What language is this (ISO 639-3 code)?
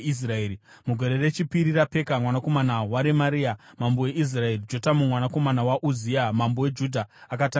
sna